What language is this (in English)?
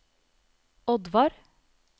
Norwegian